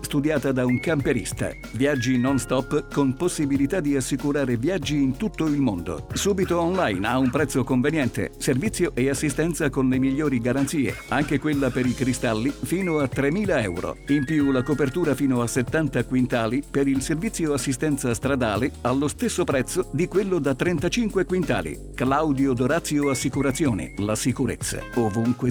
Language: Italian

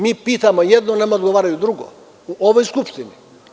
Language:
Serbian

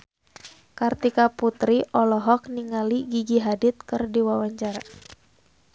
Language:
Sundanese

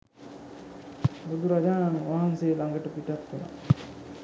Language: Sinhala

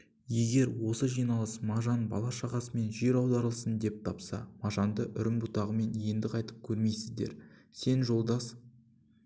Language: Kazakh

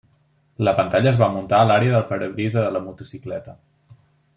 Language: Catalan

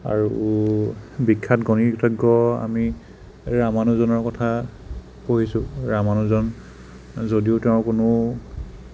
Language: Assamese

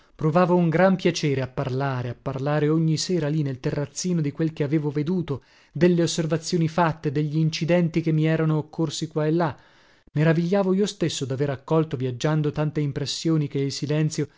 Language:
Italian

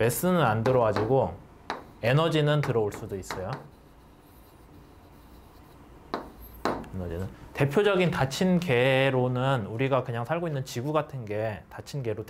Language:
Korean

